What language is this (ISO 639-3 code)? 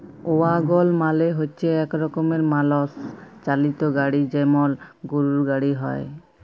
ben